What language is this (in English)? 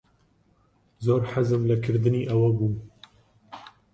Central Kurdish